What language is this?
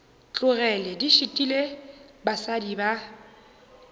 Northern Sotho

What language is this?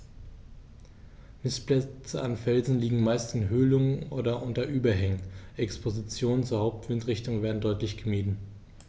German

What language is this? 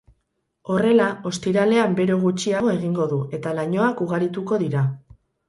Basque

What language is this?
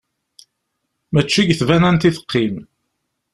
Kabyle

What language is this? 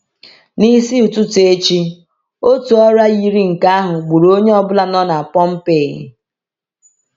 Igbo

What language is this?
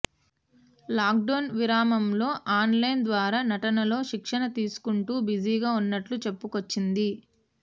Telugu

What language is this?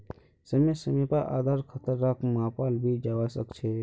Magahi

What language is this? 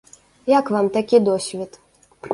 Belarusian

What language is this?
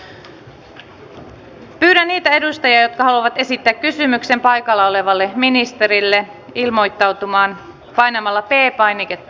Finnish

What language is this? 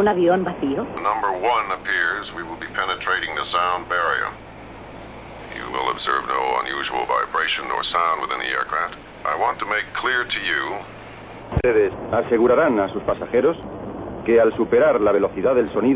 Spanish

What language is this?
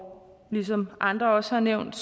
Danish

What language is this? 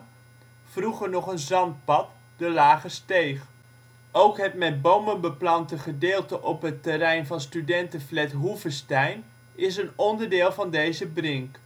Dutch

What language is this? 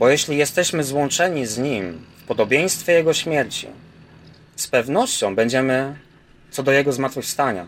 Polish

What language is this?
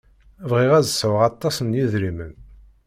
Kabyle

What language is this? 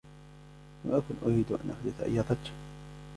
Arabic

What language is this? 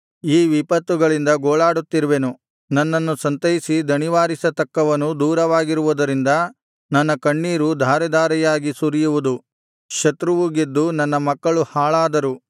Kannada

